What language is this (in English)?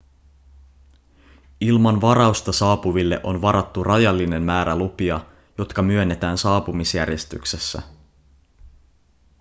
Finnish